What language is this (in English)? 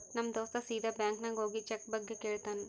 Kannada